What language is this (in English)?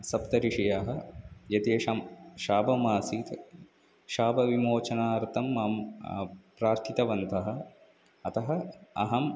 Sanskrit